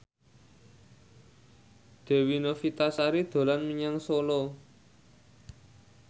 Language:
Javanese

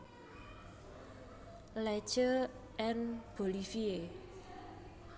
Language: Javanese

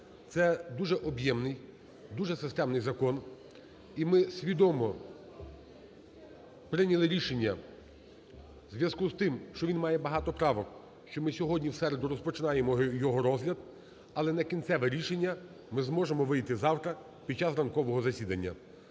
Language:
Ukrainian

